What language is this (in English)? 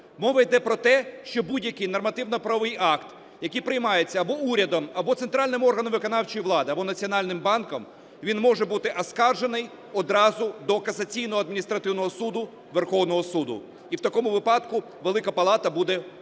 Ukrainian